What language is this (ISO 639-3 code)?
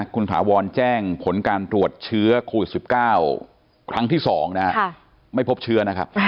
tha